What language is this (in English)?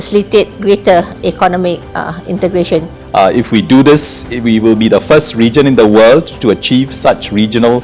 Indonesian